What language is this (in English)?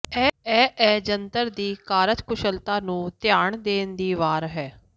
Punjabi